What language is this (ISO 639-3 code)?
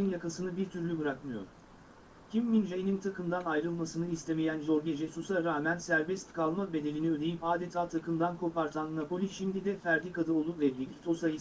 tur